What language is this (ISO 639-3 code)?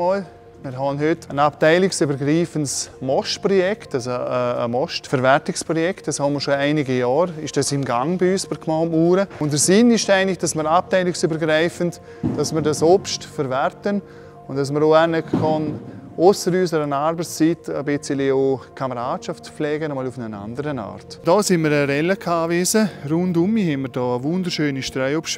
deu